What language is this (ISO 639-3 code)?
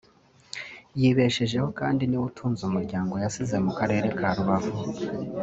kin